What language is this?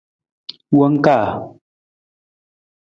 Nawdm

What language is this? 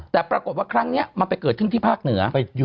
Thai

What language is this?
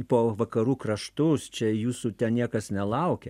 Lithuanian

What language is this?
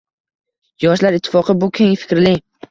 Uzbek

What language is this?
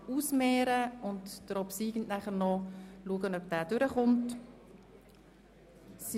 Swiss German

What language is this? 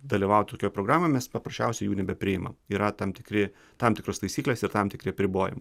Lithuanian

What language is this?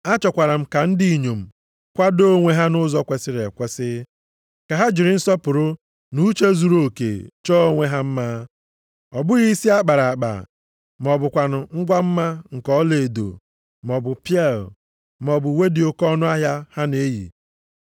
Igbo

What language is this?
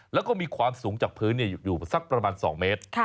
Thai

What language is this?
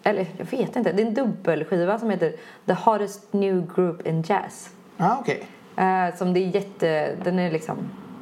Swedish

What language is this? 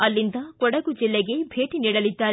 Kannada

